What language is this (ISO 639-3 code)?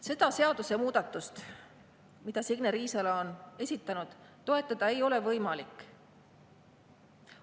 est